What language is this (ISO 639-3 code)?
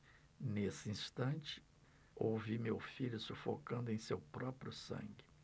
por